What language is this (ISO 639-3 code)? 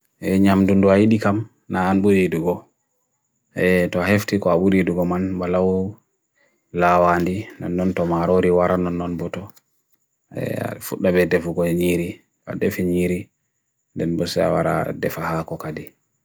fui